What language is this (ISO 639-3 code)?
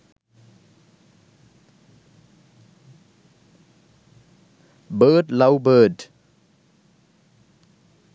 sin